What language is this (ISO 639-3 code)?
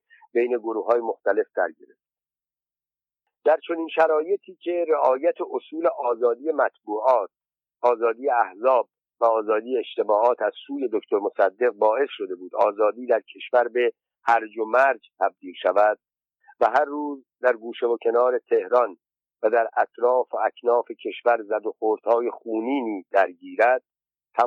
fas